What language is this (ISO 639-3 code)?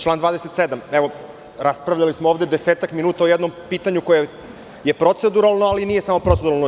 srp